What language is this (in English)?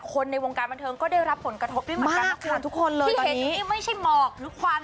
Thai